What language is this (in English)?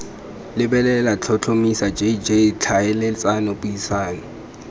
Tswana